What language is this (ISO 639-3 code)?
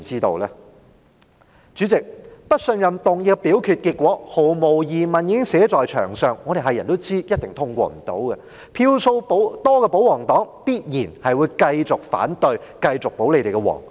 yue